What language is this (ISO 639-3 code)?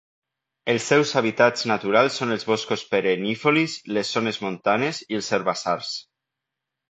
cat